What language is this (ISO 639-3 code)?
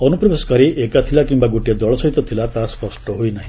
ori